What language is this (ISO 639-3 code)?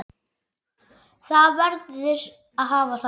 isl